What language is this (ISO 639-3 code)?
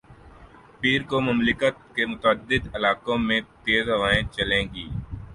urd